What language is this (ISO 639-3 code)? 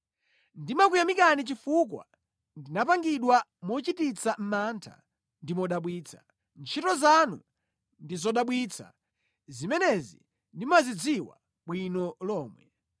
nya